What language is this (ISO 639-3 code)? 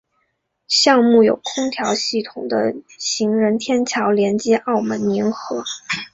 zho